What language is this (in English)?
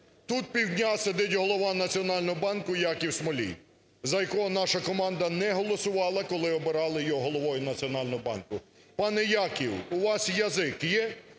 Ukrainian